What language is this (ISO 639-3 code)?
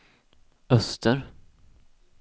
swe